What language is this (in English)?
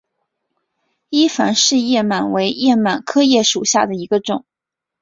Chinese